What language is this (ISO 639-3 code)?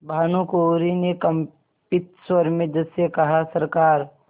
hin